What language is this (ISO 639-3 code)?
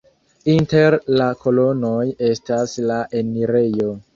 epo